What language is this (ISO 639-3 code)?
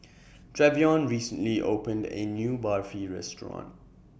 eng